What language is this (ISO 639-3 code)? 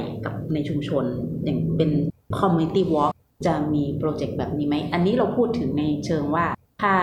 tha